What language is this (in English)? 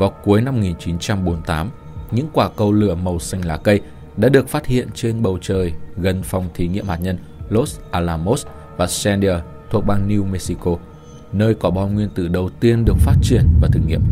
Vietnamese